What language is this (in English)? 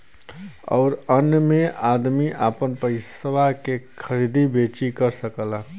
Bhojpuri